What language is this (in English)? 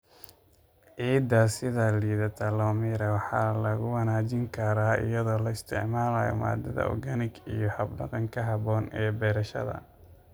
Somali